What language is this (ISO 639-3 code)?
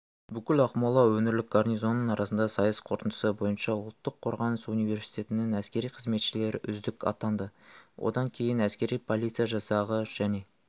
kaz